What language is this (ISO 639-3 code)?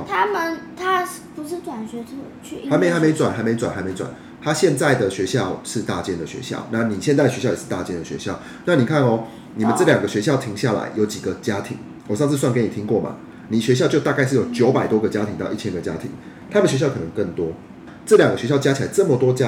zho